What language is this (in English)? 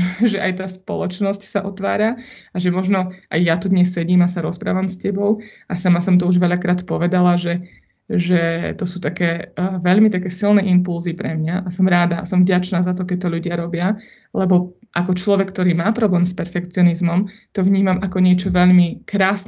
Slovak